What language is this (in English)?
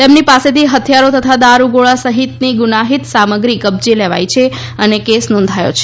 Gujarati